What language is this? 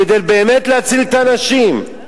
Hebrew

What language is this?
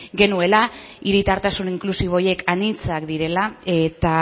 Basque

